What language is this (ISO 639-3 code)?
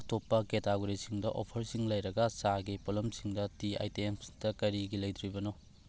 mni